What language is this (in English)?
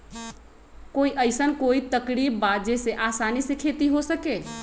Magahi